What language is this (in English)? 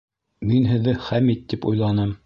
Bashkir